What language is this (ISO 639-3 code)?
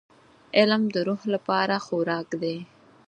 pus